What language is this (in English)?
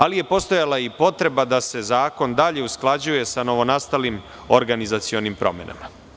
Serbian